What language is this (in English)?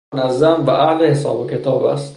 Persian